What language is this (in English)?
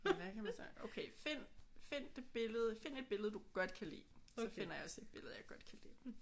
Danish